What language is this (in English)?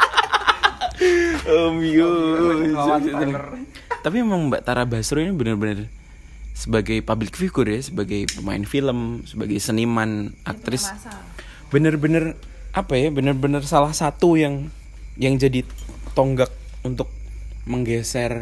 Indonesian